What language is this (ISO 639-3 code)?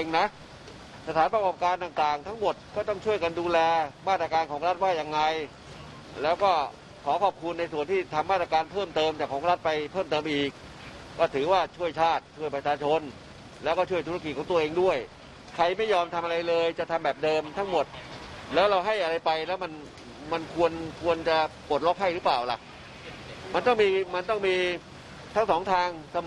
tha